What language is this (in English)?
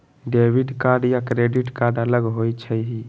Magahi